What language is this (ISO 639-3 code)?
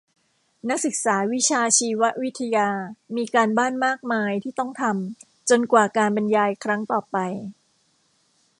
tha